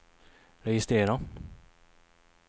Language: Swedish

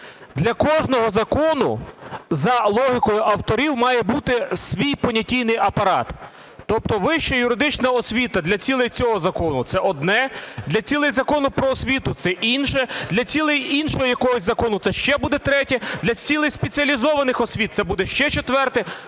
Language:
Ukrainian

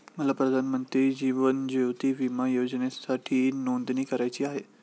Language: Marathi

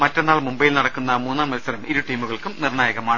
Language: Malayalam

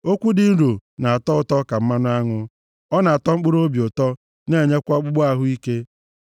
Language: Igbo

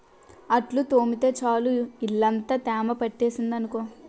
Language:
Telugu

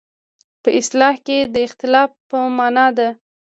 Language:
Pashto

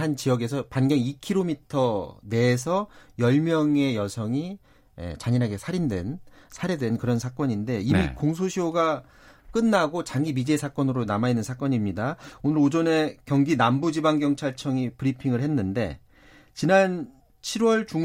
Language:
Korean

